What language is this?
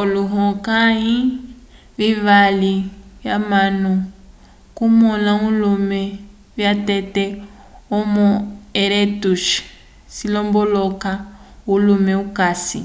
Umbundu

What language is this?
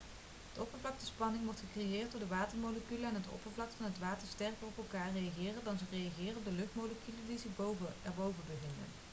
Dutch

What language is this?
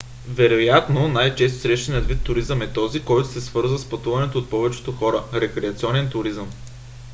Bulgarian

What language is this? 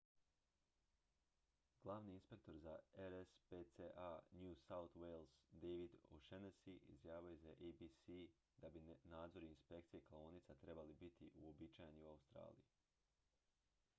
Croatian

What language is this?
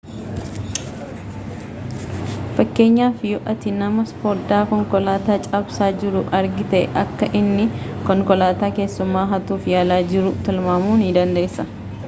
Oromo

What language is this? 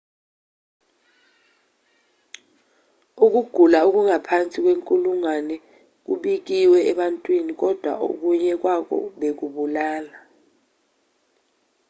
Zulu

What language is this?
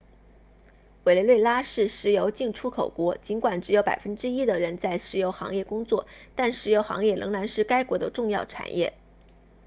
Chinese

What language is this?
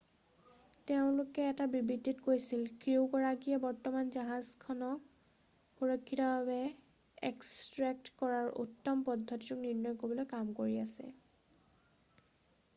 Assamese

